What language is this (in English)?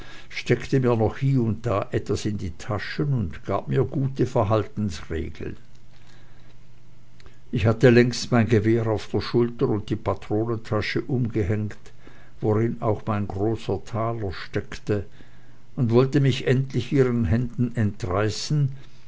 German